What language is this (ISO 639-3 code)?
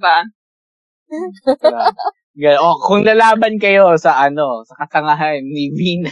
fil